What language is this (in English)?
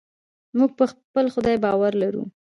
Pashto